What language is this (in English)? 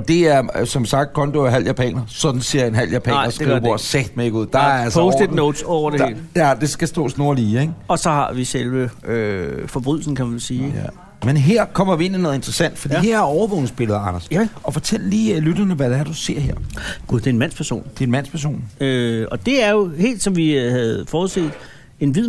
Danish